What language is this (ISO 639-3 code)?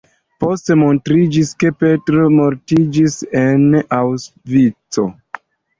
epo